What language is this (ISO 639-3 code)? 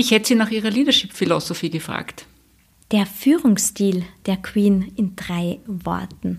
deu